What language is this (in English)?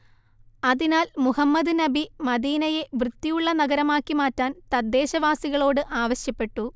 Malayalam